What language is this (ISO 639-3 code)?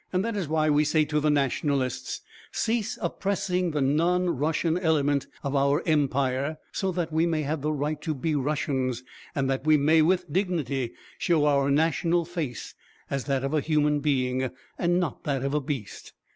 eng